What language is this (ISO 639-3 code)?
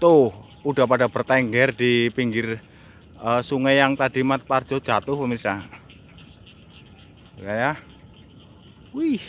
ind